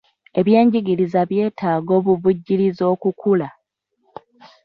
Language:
Ganda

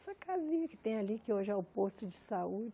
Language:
Portuguese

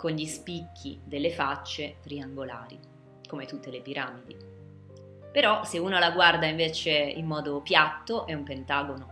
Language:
Italian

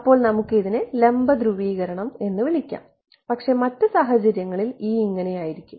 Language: Malayalam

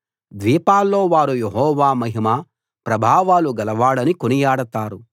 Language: Telugu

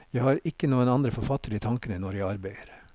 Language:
Norwegian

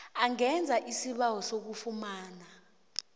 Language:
South Ndebele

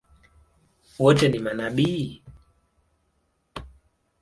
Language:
Swahili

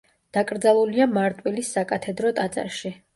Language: Georgian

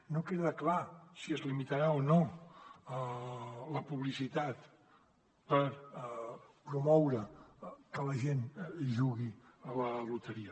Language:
Catalan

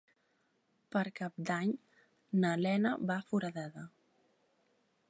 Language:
Catalan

